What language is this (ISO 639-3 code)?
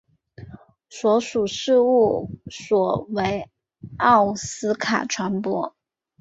zho